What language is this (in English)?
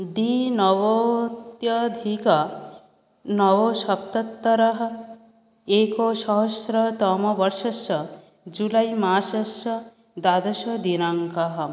Sanskrit